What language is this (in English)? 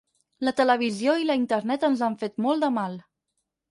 Catalan